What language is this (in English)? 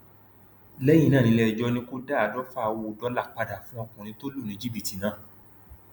Yoruba